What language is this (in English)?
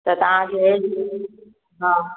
Sindhi